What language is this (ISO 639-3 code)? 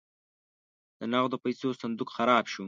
pus